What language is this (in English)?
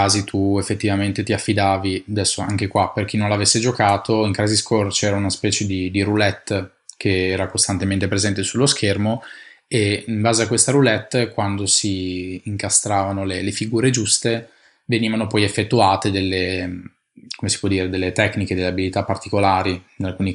Italian